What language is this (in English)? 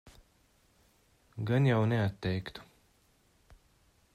Latvian